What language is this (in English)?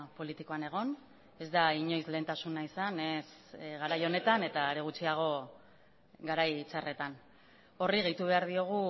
Basque